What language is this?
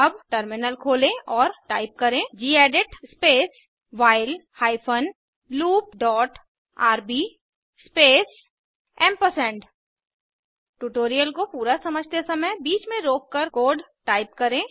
Hindi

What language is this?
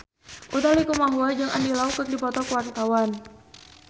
Sundanese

